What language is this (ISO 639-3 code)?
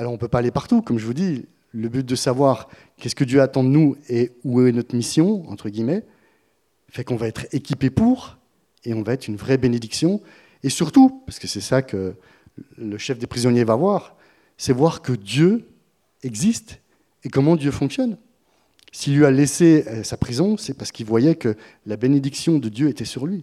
fra